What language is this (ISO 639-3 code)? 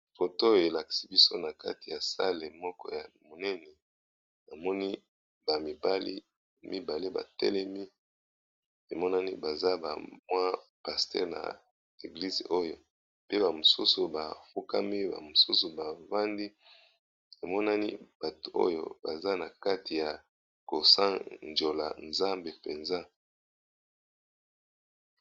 lin